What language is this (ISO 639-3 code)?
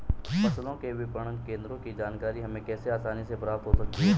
hin